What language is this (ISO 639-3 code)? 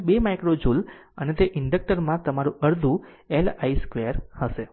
guj